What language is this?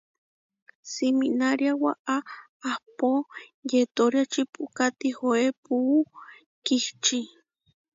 Huarijio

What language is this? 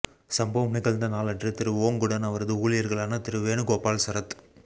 Tamil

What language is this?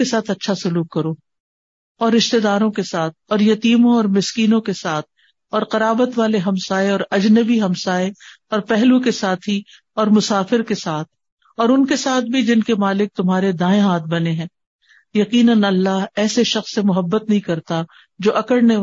Urdu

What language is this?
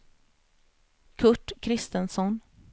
Swedish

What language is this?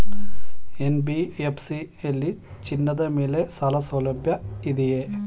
Kannada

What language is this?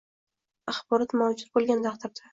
Uzbek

